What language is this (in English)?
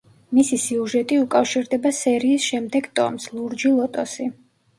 Georgian